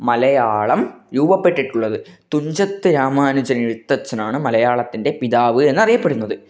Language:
Malayalam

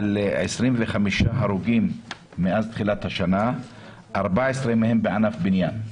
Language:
Hebrew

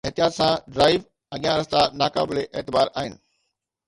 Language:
Sindhi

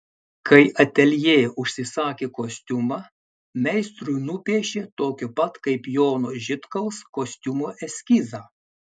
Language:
Lithuanian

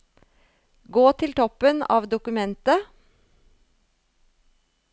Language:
Norwegian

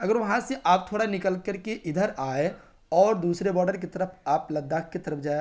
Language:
Urdu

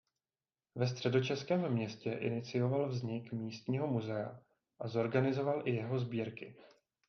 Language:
Czech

